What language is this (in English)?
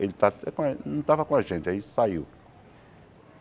Portuguese